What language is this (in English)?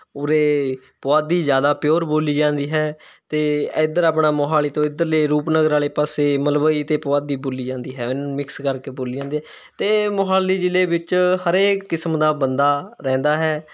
Punjabi